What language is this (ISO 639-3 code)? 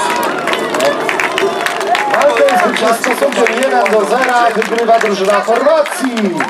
pol